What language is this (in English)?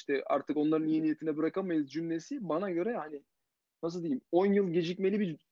Turkish